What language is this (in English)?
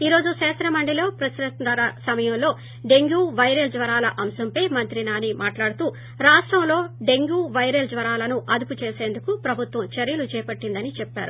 Telugu